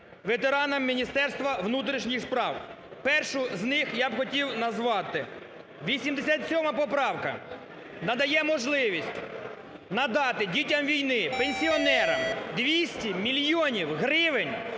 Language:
Ukrainian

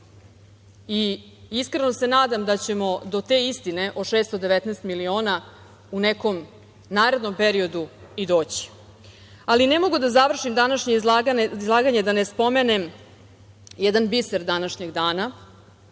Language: Serbian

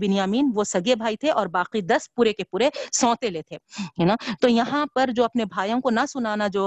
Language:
Urdu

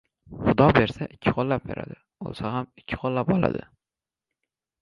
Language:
Uzbek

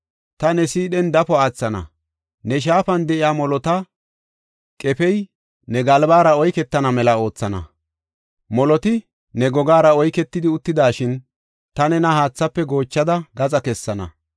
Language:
Gofa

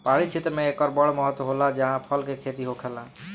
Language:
Bhojpuri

